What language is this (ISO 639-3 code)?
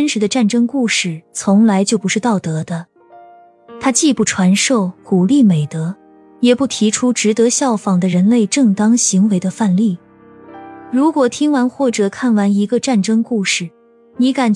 zho